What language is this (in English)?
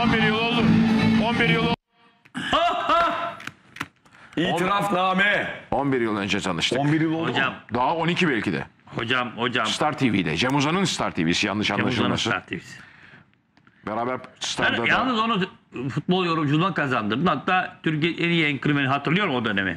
Turkish